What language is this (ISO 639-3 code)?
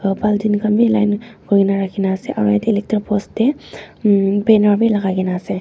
nag